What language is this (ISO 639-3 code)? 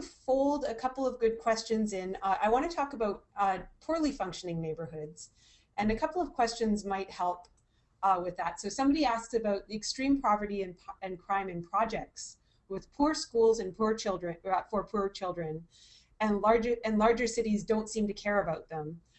eng